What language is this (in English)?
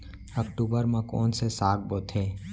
Chhattisgarhi